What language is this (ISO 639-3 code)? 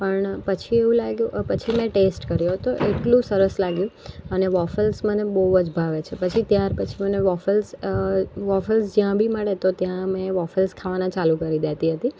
guj